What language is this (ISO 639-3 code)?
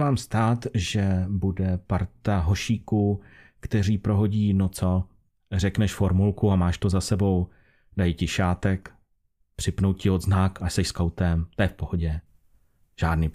ces